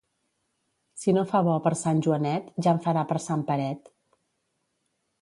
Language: Catalan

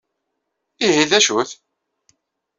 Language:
Kabyle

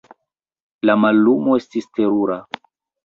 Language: Esperanto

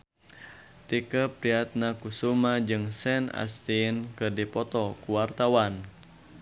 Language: Sundanese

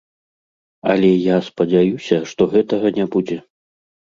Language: Belarusian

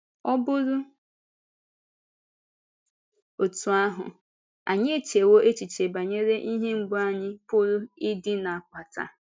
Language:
Igbo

